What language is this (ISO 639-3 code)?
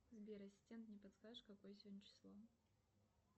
rus